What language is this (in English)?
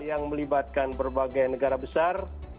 Indonesian